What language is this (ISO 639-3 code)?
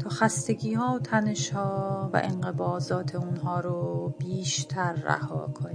fas